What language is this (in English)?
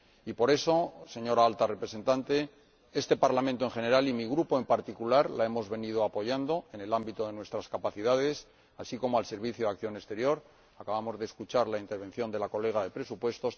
Spanish